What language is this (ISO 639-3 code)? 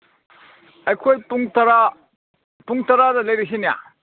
mni